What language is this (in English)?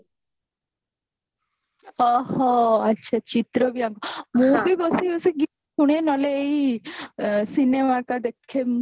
Odia